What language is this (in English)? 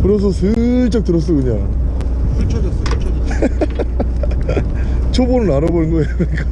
Korean